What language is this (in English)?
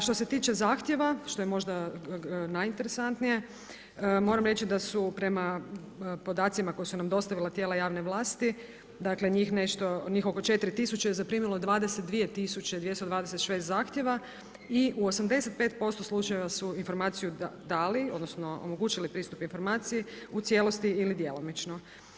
Croatian